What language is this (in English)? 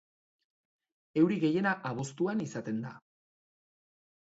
Basque